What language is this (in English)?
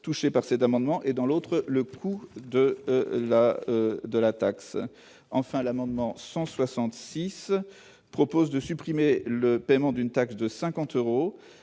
French